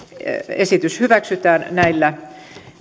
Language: Finnish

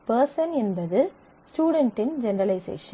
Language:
Tamil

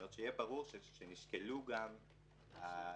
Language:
Hebrew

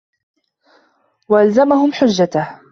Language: Arabic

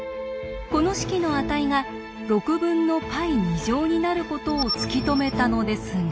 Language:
Japanese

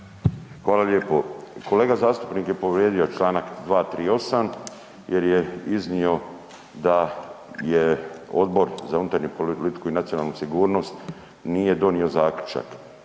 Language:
Croatian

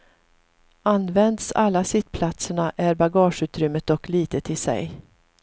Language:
Swedish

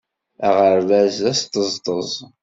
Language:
Kabyle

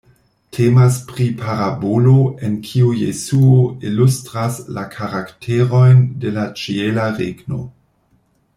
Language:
Esperanto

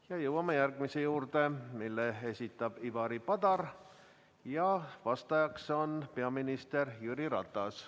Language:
Estonian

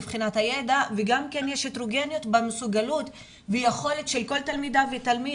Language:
Hebrew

